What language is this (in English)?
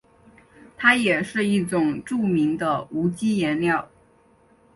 Chinese